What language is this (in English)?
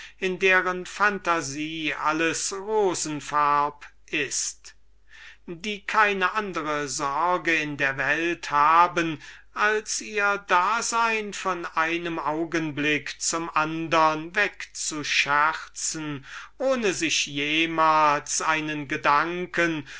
German